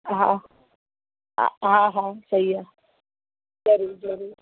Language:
Sindhi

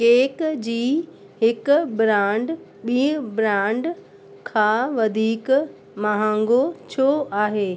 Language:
Sindhi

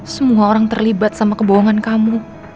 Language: Indonesian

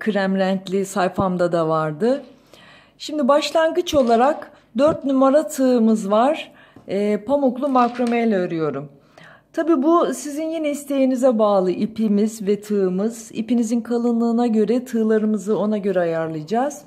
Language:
Turkish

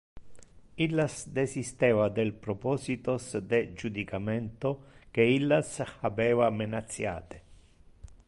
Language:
Interlingua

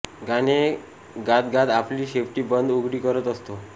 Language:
Marathi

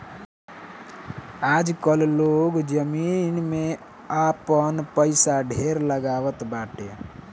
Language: Bhojpuri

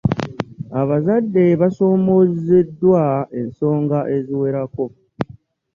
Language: Ganda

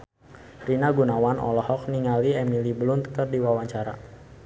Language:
Sundanese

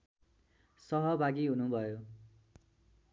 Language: Nepali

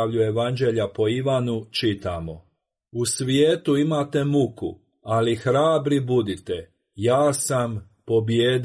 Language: Croatian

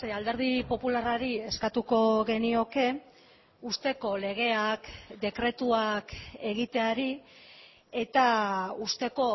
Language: Basque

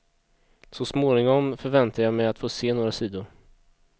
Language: Swedish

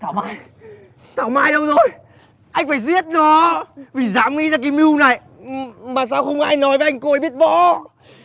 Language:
Vietnamese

